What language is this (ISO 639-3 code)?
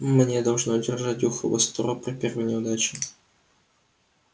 rus